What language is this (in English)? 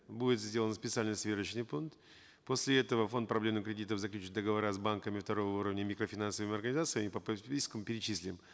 Kazakh